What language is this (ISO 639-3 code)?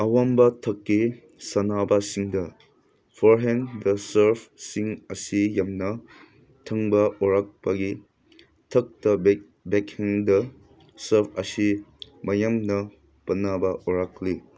mni